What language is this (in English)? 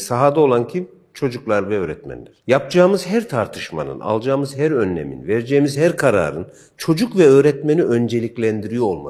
Turkish